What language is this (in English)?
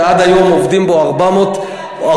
Hebrew